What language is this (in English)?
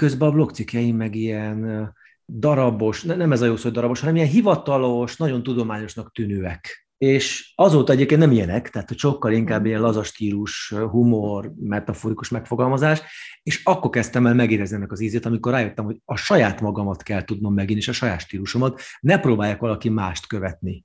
Hungarian